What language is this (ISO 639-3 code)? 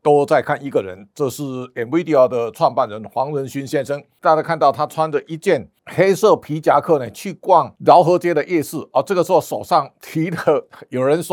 zho